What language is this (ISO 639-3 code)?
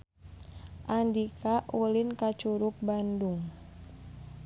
sun